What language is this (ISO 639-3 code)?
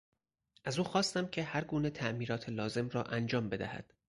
fas